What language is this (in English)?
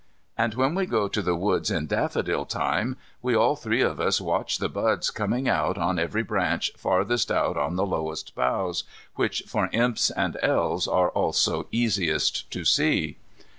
English